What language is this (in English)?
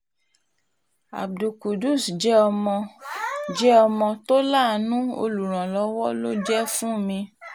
Yoruba